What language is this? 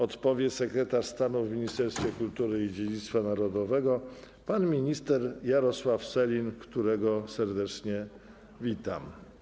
Polish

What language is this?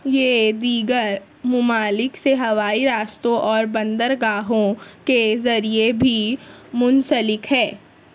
Urdu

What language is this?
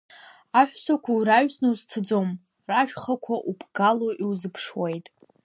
Abkhazian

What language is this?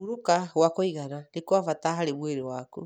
Kikuyu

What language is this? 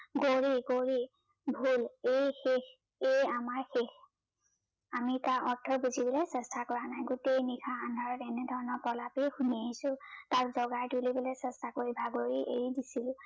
Assamese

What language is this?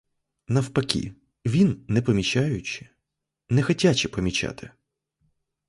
Ukrainian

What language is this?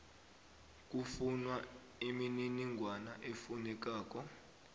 South Ndebele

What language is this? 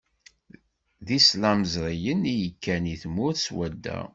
Kabyle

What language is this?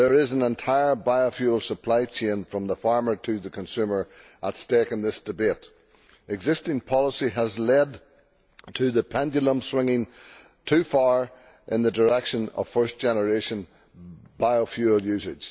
English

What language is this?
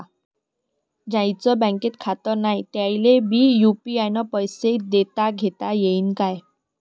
Marathi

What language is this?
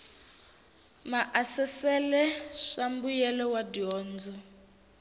Tsonga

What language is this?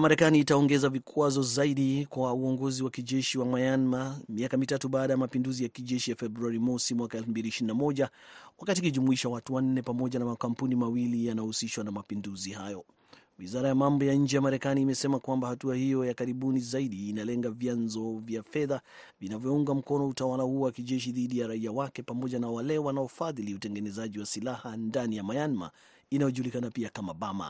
Swahili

